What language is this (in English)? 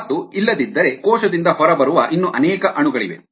Kannada